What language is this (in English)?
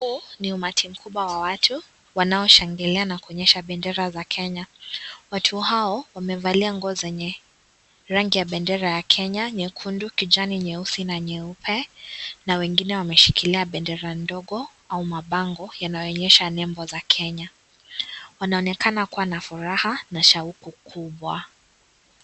Swahili